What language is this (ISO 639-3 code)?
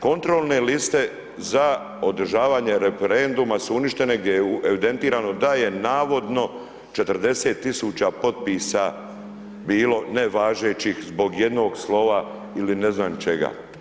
hrv